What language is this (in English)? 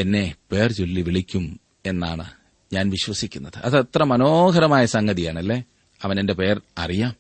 Malayalam